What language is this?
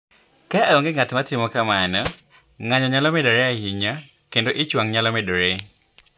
Luo (Kenya and Tanzania)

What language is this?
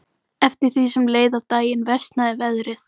Icelandic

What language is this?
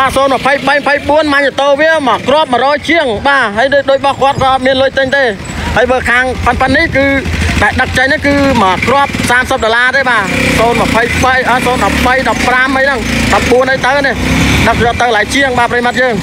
Thai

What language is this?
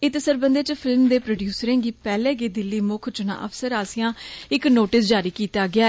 Dogri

